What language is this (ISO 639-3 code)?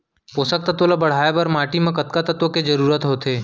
hne